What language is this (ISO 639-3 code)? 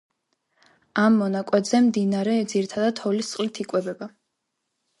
kat